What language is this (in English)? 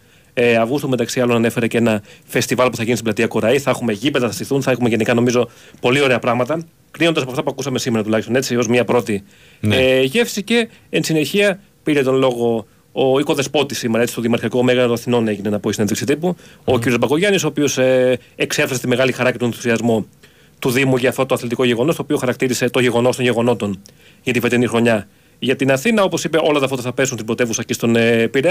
Greek